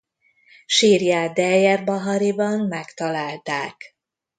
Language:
Hungarian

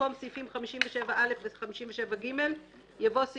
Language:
Hebrew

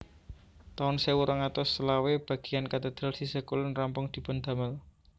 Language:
Javanese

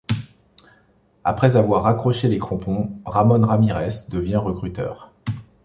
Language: French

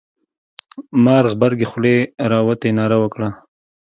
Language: Pashto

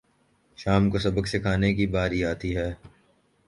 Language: Urdu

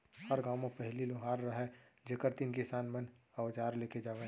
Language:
Chhattisgarhi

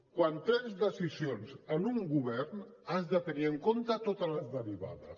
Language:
Catalan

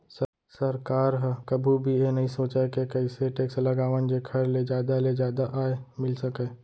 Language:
Chhattisgarhi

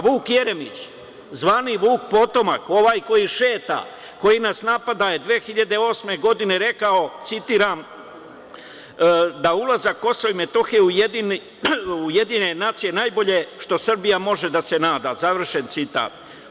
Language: Serbian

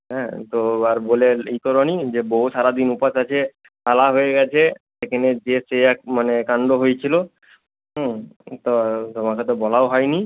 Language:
Bangla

